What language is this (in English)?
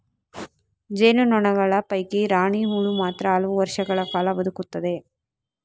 Kannada